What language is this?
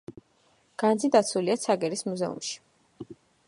Georgian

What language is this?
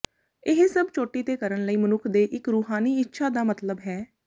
Punjabi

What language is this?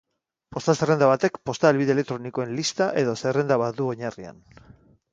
Basque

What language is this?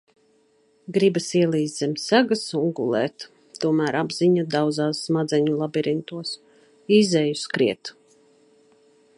Latvian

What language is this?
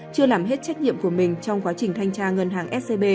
Vietnamese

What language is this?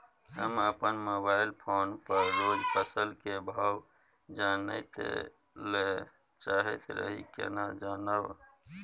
Maithili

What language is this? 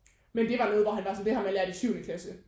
Danish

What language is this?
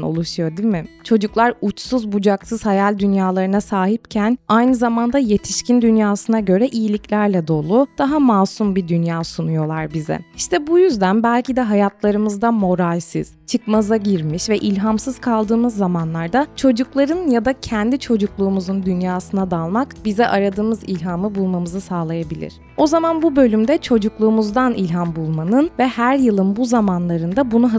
Turkish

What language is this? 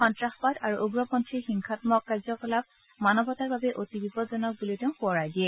Assamese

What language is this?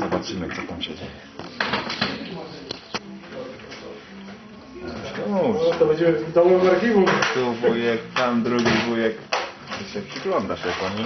Polish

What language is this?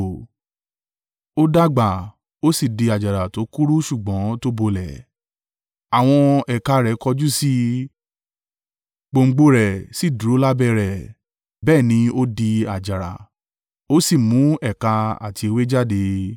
Yoruba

